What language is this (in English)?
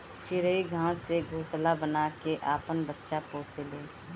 Bhojpuri